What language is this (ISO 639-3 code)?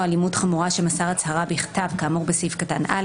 heb